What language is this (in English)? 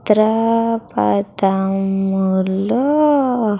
Telugu